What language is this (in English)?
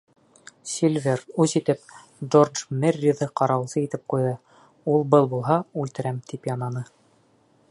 Bashkir